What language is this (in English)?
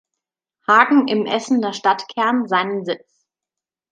German